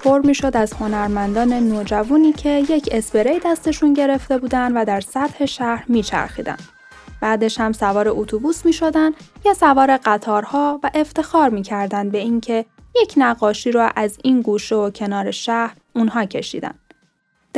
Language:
Persian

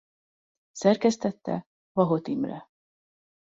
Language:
Hungarian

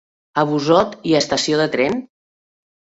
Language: Catalan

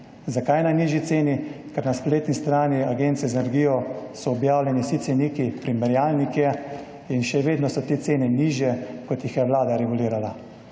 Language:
Slovenian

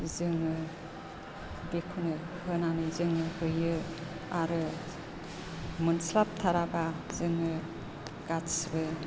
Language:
Bodo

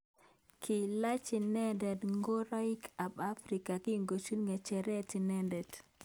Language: Kalenjin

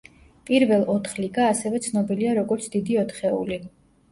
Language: Georgian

